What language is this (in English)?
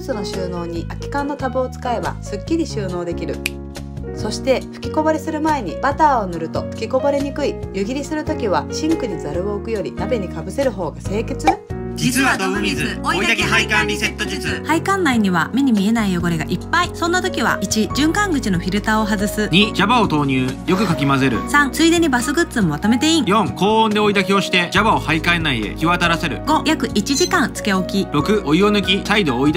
Japanese